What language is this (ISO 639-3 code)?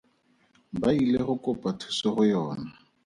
tsn